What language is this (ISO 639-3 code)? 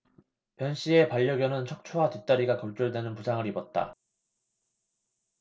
kor